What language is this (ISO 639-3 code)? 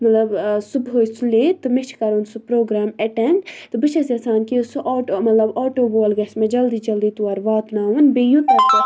kas